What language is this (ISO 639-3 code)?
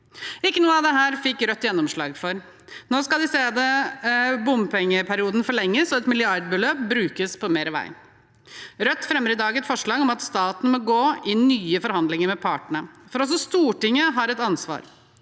nor